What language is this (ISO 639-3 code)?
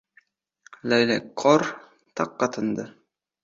uzb